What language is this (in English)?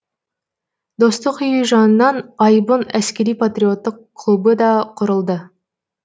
Kazakh